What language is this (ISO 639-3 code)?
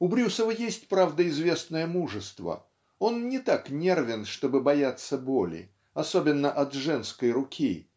rus